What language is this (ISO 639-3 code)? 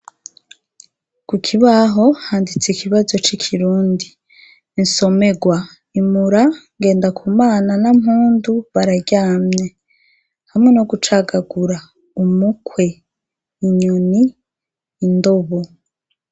run